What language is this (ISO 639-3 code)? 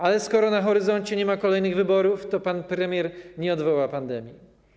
pol